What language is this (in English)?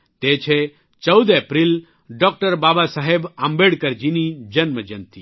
Gujarati